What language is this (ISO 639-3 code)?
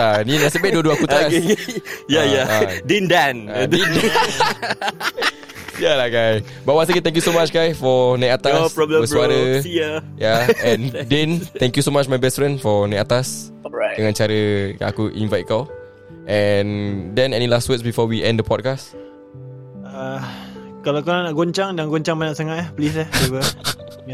msa